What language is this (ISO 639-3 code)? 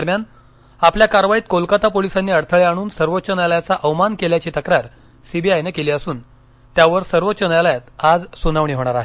mar